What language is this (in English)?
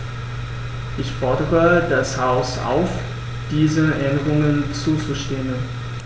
German